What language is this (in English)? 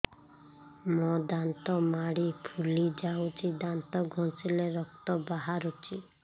Odia